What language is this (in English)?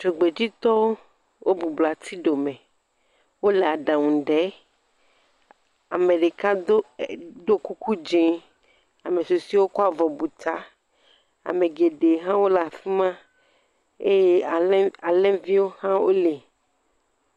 Ewe